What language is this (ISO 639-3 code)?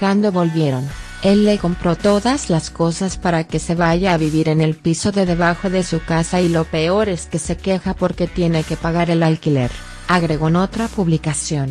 spa